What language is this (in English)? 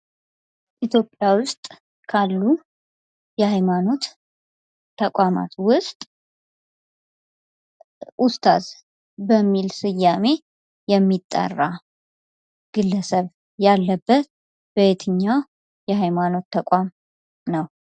Amharic